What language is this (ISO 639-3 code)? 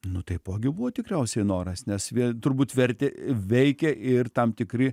lit